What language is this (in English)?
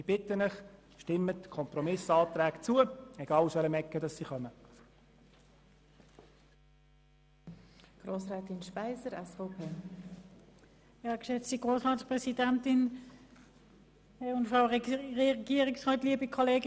Swiss German